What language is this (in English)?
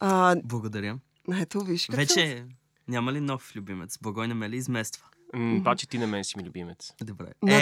Bulgarian